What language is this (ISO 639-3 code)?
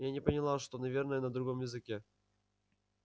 rus